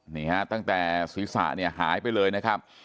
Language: Thai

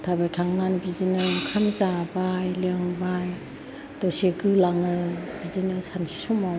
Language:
Bodo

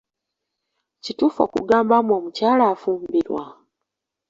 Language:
Ganda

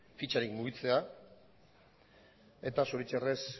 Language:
Basque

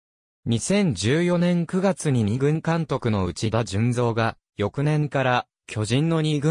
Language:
Japanese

